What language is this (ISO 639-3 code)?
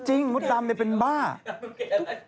tha